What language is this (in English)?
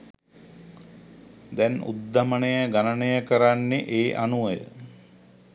Sinhala